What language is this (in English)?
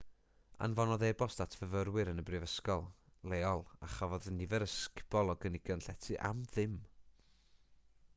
Welsh